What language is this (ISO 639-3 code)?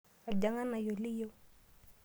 mas